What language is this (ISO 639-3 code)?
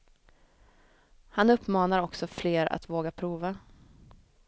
swe